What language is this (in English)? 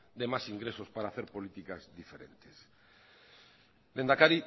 Spanish